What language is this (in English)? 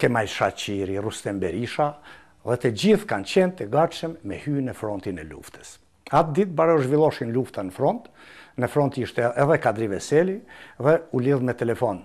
Romanian